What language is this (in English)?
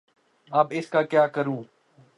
Urdu